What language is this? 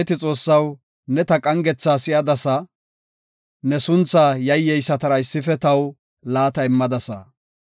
Gofa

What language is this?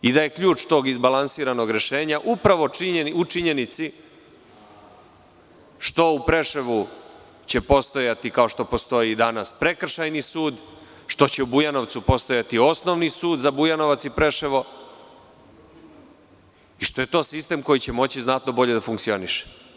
Serbian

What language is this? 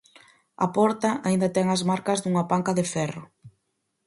Galician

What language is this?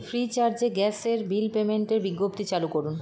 Bangla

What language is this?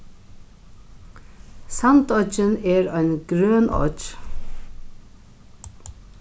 Faroese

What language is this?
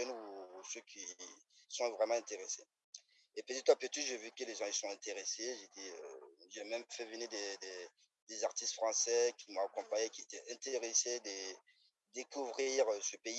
French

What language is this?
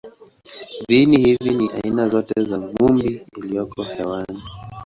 Swahili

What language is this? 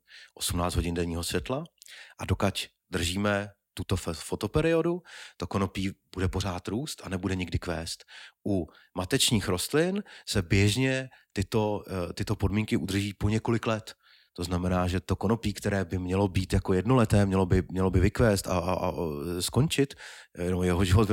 Czech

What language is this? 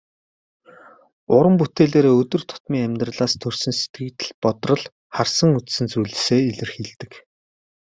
Mongolian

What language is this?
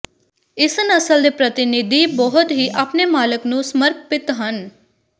Punjabi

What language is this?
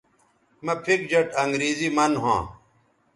Bateri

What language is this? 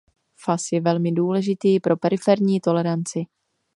Czech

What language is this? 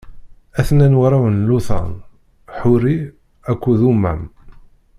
Kabyle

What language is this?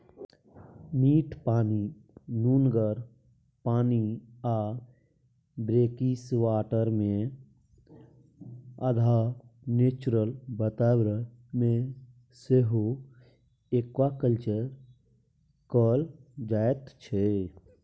Maithili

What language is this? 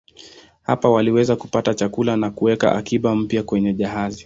Swahili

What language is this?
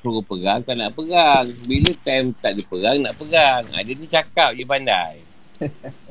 Malay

